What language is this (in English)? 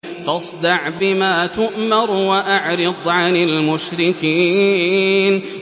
Arabic